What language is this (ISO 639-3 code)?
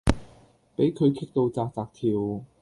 yue